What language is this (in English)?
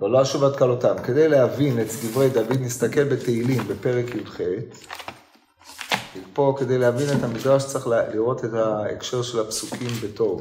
Hebrew